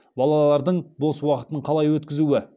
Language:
Kazakh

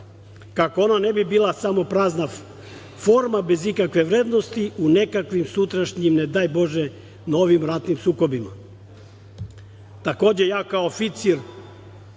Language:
Serbian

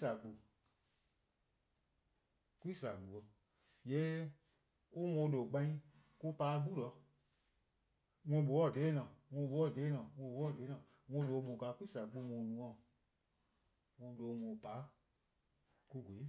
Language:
Eastern Krahn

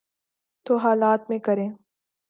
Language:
Urdu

